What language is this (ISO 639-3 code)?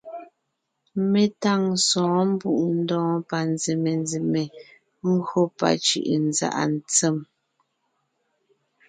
nnh